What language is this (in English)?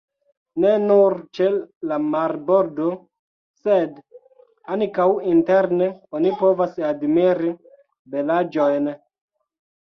Esperanto